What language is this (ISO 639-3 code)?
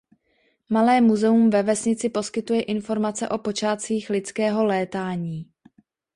ces